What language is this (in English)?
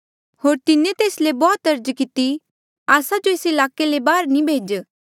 Mandeali